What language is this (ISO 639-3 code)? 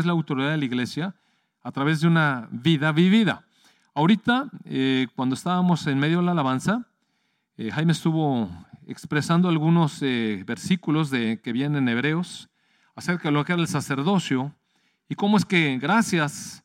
spa